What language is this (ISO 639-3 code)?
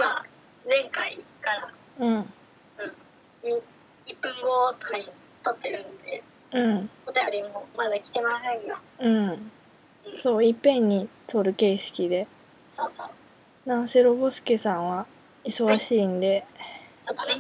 jpn